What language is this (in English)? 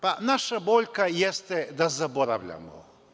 Serbian